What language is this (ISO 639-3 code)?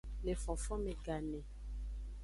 ajg